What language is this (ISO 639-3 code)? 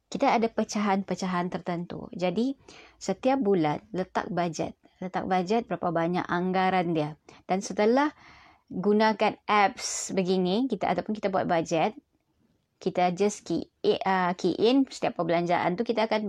msa